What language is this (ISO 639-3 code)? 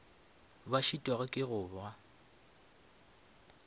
nso